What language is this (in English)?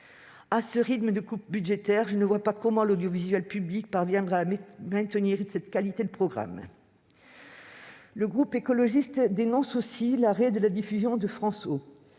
French